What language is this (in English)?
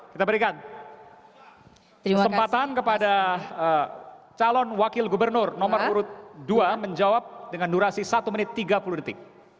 Indonesian